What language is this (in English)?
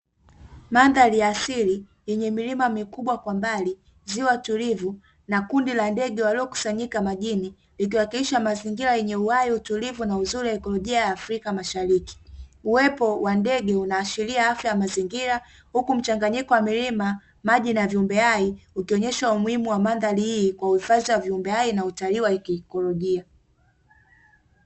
Swahili